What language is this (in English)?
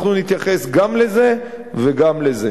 Hebrew